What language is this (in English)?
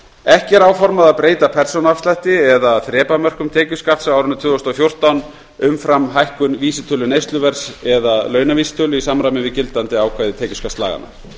Icelandic